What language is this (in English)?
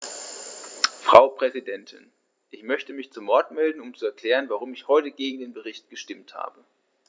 German